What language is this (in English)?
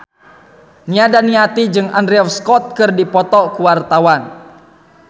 Sundanese